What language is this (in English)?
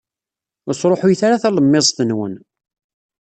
Kabyle